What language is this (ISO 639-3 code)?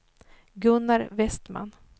swe